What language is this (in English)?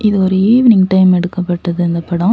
Tamil